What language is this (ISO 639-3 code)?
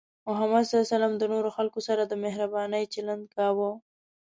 pus